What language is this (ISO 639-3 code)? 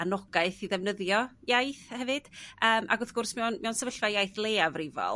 cym